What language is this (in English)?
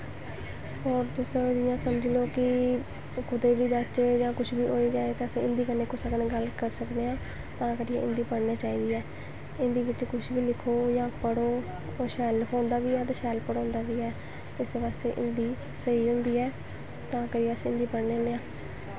Dogri